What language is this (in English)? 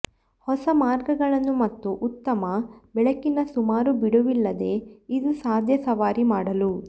Kannada